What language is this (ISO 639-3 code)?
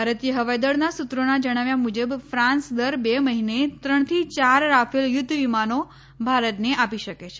guj